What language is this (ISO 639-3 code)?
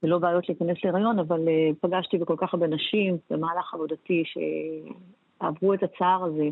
heb